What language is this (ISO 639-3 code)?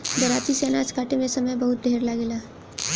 bho